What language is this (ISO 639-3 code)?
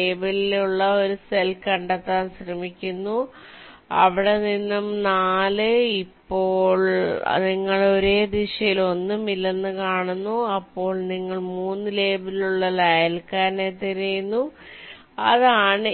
mal